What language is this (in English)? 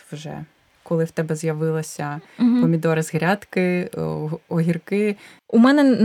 Ukrainian